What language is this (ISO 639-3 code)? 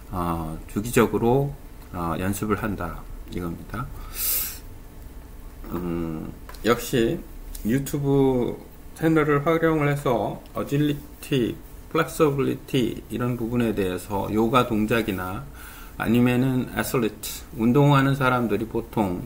kor